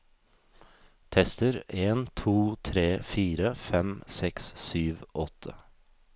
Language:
Norwegian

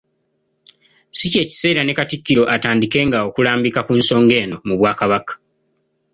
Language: Ganda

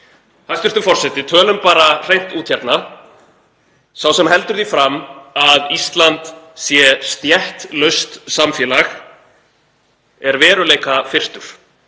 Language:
Icelandic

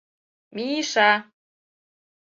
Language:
Mari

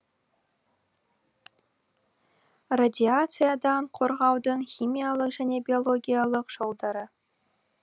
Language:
Kazakh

